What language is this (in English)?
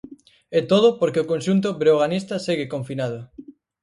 Galician